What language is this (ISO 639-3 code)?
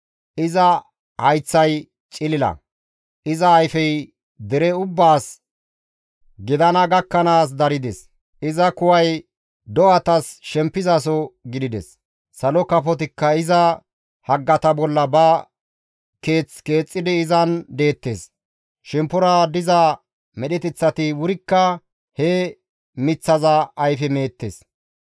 gmv